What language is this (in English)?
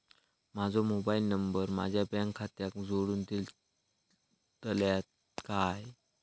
Marathi